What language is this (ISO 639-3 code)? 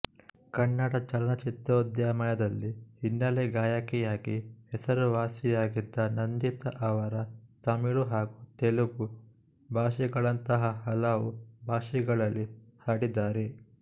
kan